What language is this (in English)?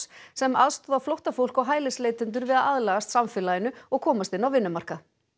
Icelandic